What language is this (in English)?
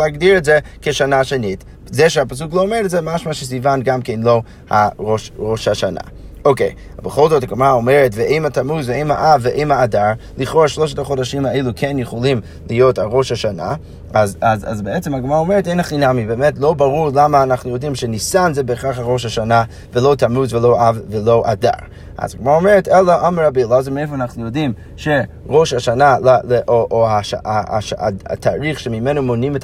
Hebrew